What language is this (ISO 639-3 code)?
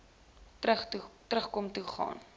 afr